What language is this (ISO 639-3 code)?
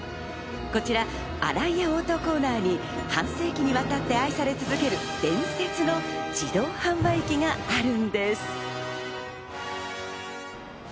jpn